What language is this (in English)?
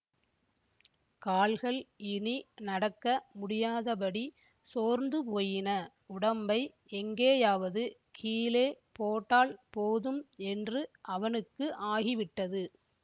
Tamil